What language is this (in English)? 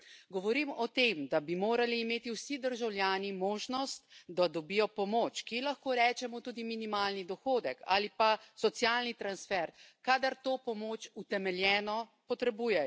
Slovenian